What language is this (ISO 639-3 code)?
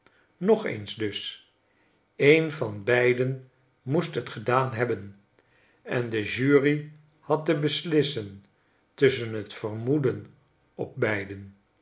nld